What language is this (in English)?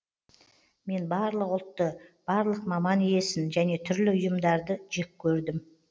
Kazakh